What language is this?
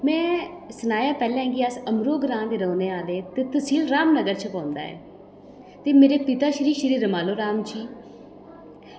Dogri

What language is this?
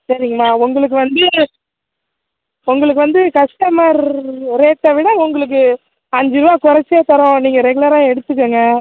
Tamil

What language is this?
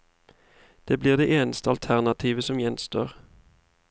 Norwegian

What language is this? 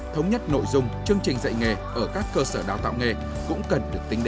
Vietnamese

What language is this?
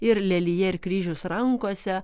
Lithuanian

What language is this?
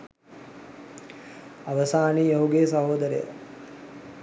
Sinhala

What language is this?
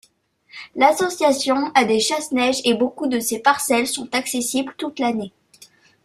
French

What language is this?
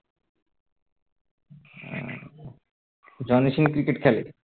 Bangla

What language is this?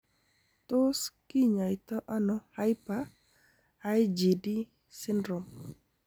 Kalenjin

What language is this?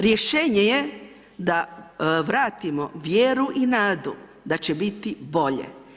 Croatian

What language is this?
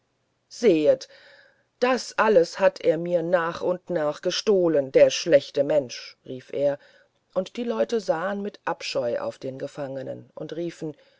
German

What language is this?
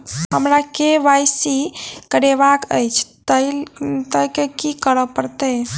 Maithili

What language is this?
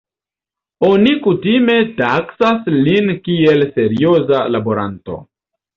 Esperanto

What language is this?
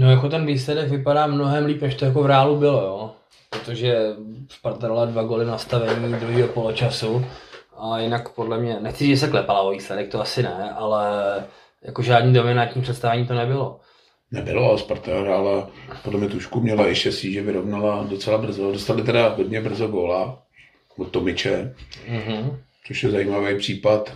Czech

